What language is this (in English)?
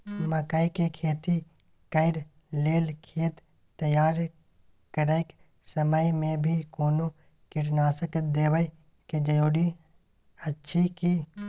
Maithili